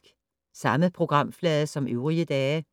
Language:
Danish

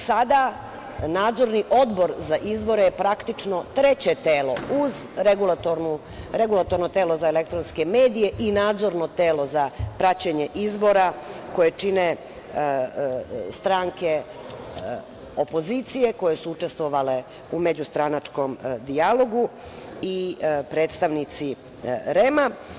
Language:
Serbian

